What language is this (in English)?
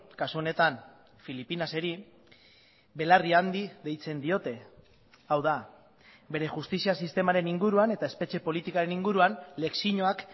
Basque